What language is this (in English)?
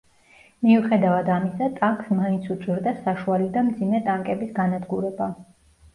Georgian